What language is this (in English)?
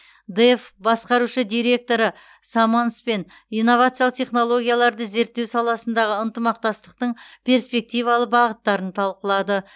Kazakh